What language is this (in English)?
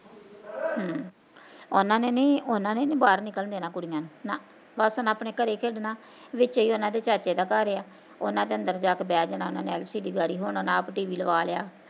Punjabi